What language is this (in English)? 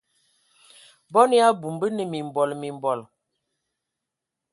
Ewondo